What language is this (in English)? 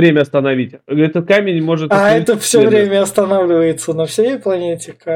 Russian